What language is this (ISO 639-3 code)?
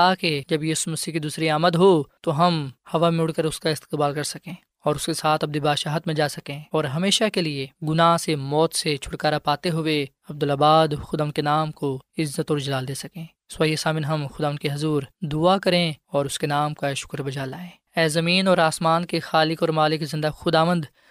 urd